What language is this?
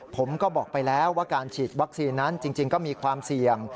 Thai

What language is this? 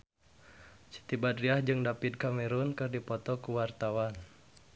Sundanese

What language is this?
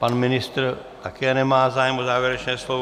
Czech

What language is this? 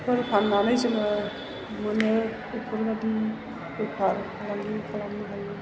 Bodo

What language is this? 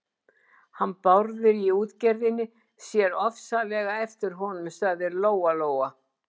Icelandic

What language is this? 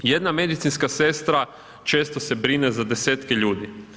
Croatian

